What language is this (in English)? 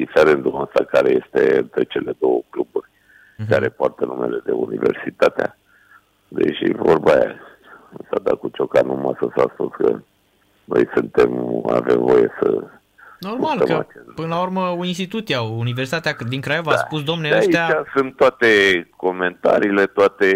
Romanian